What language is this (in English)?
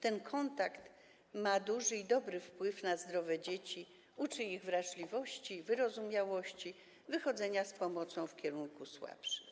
Polish